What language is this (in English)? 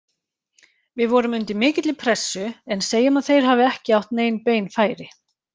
Icelandic